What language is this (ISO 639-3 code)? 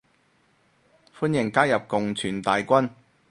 yue